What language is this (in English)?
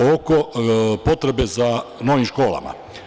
Serbian